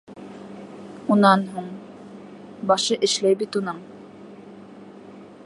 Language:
Bashkir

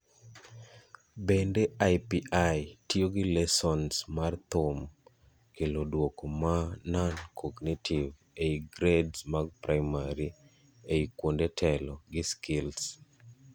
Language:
Luo (Kenya and Tanzania)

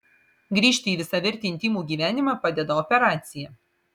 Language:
Lithuanian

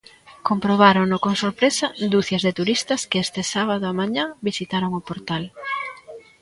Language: Galician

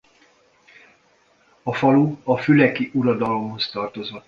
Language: Hungarian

